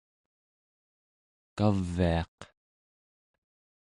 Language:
Central Yupik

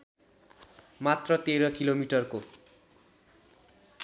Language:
Nepali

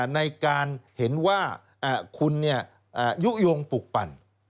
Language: Thai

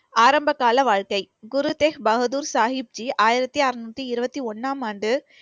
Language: Tamil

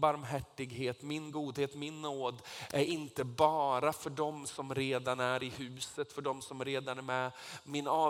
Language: Swedish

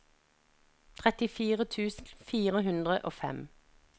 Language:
Norwegian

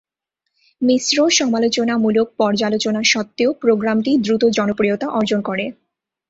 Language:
Bangla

